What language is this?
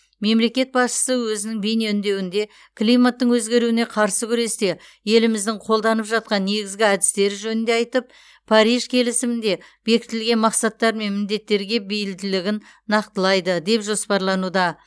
Kazakh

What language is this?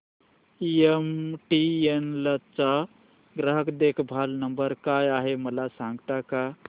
Marathi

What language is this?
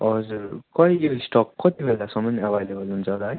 Nepali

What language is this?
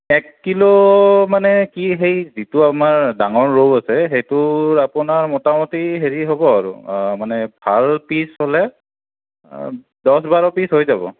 Assamese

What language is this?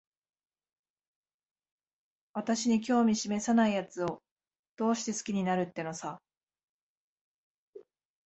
Japanese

